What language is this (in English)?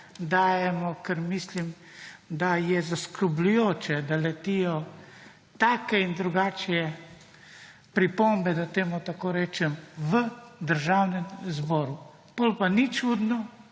Slovenian